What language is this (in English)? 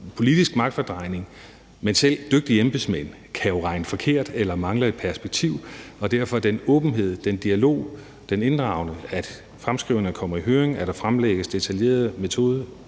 Danish